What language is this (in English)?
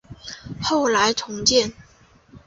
Chinese